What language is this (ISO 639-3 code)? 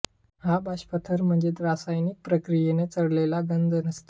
mar